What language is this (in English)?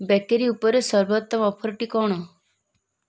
Odia